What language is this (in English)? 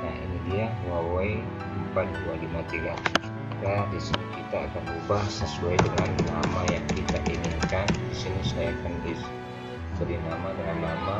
Indonesian